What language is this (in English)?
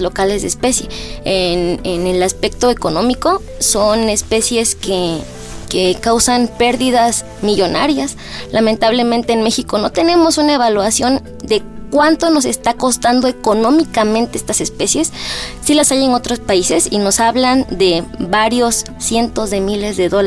Spanish